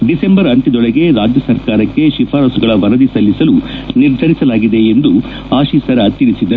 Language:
Kannada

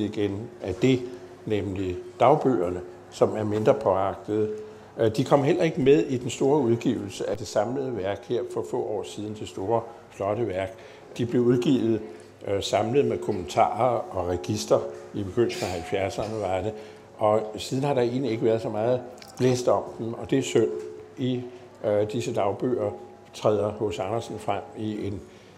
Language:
Danish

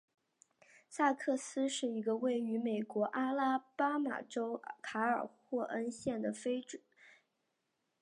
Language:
Chinese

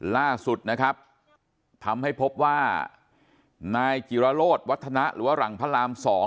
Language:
Thai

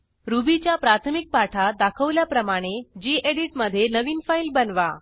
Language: Marathi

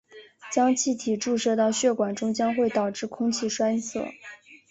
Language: Chinese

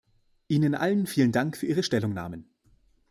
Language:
German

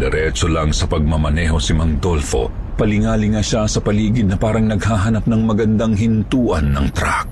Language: Filipino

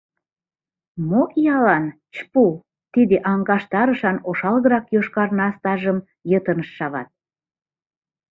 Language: Mari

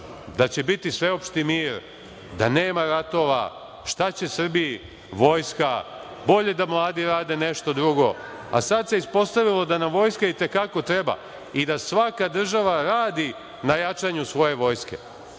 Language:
Serbian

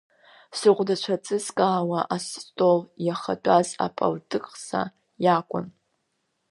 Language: Abkhazian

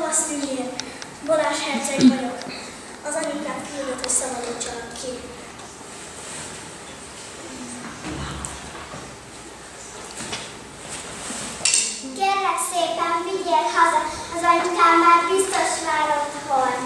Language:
Hungarian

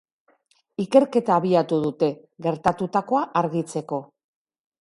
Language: Basque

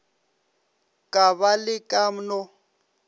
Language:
Northern Sotho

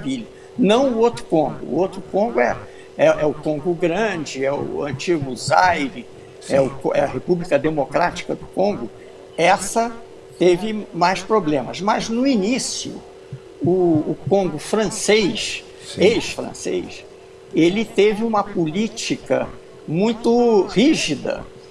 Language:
Portuguese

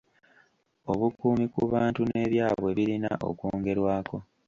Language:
Ganda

